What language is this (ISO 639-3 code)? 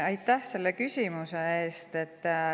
est